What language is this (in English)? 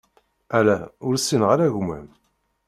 Kabyle